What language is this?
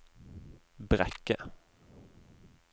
Norwegian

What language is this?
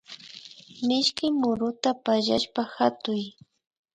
Imbabura Highland Quichua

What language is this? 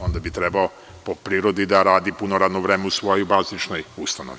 Serbian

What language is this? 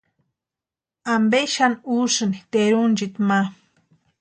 Western Highland Purepecha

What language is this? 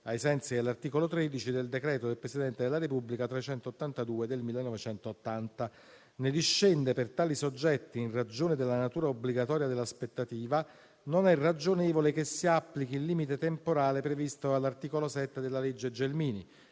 Italian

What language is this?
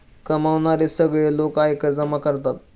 Marathi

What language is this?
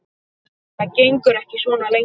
Icelandic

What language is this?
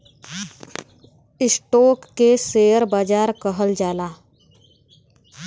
Bhojpuri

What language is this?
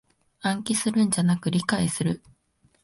Japanese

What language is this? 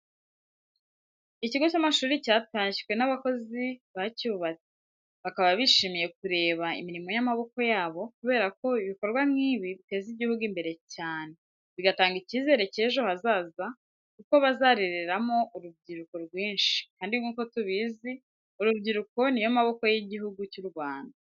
Kinyarwanda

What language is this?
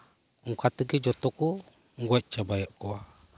Santali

